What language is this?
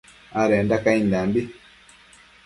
Matsés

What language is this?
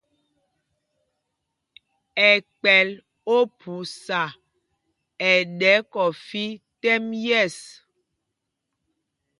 Mpumpong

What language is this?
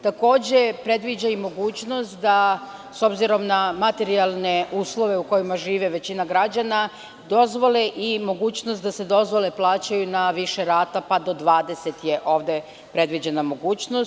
Serbian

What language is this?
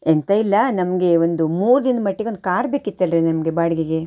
Kannada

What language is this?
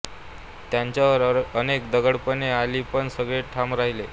Marathi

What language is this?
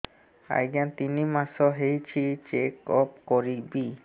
Odia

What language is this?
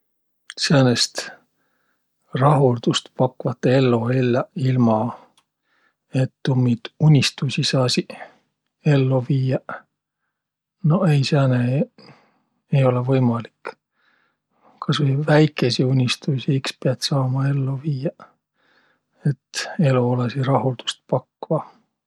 Võro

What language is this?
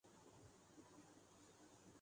Urdu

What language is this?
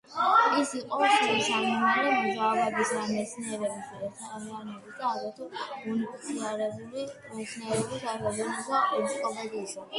Georgian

